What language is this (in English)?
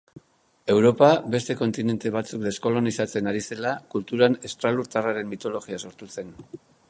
Basque